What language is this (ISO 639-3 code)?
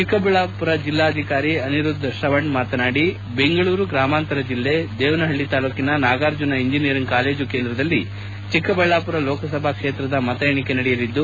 kan